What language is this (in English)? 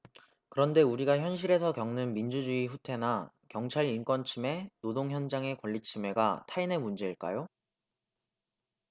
Korean